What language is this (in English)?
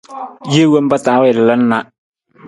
Nawdm